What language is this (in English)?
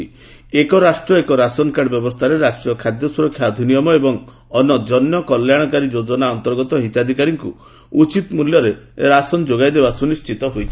Odia